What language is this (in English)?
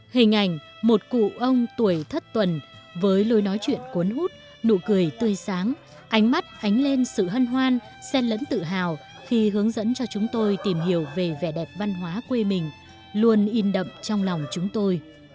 Vietnamese